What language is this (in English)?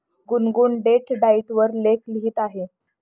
Marathi